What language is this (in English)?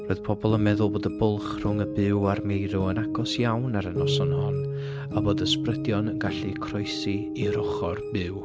Welsh